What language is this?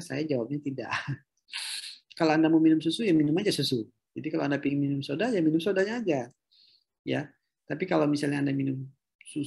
Indonesian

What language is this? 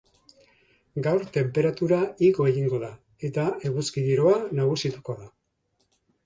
Basque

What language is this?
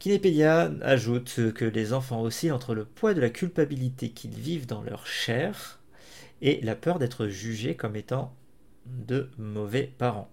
French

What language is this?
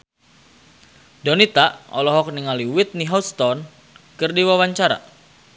Sundanese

